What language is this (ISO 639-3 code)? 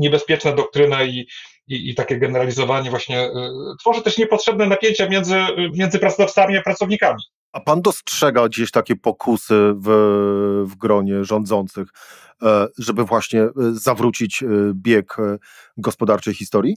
pol